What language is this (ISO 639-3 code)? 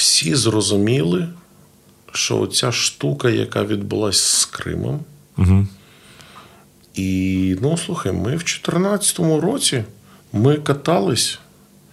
ukr